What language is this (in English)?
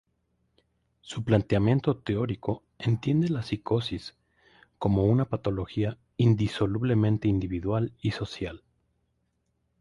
Spanish